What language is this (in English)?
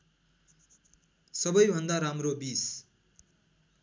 Nepali